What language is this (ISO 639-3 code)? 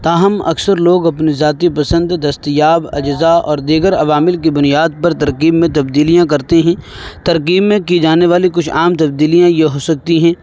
urd